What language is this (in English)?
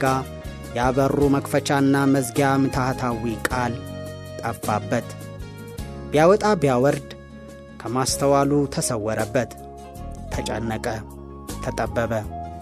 Amharic